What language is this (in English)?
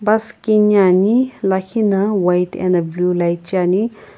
Sumi Naga